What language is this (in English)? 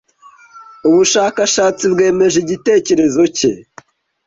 Kinyarwanda